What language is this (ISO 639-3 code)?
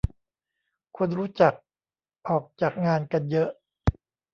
tha